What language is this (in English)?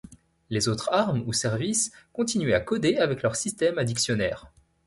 French